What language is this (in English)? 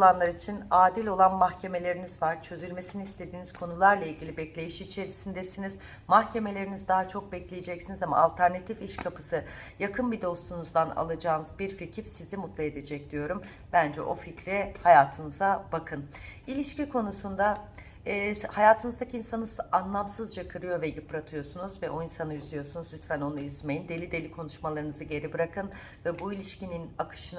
Turkish